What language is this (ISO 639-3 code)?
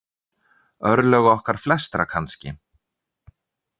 isl